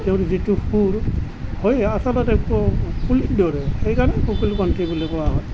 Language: Assamese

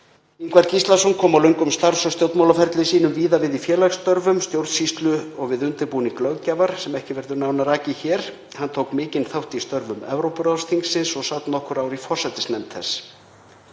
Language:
Icelandic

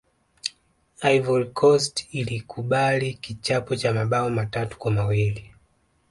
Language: Swahili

